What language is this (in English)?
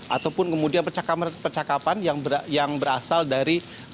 Indonesian